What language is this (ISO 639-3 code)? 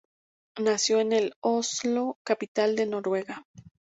spa